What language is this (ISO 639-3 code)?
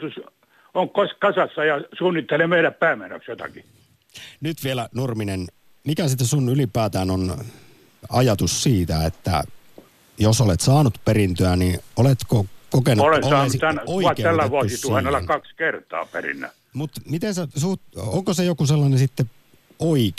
fin